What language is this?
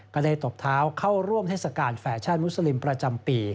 Thai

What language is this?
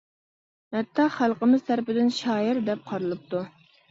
Uyghur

